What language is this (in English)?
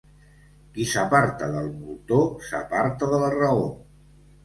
Catalan